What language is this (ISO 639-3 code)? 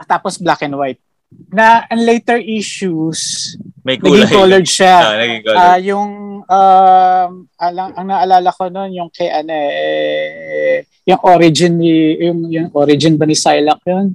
fil